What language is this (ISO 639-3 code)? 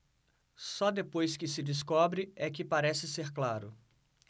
por